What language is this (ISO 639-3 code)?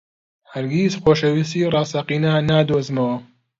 ckb